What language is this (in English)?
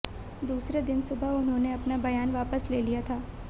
Hindi